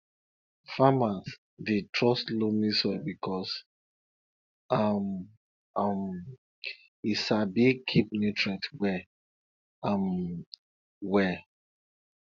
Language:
Nigerian Pidgin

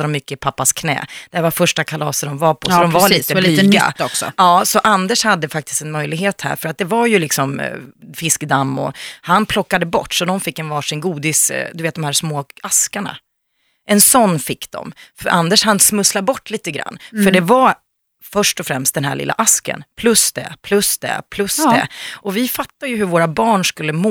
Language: Swedish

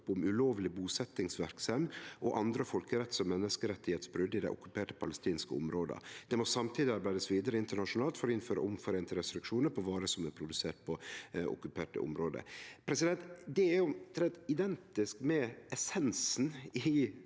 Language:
Norwegian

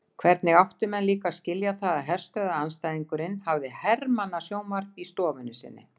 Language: Icelandic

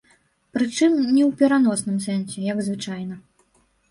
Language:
Belarusian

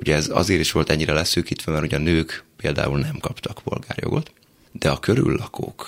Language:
Hungarian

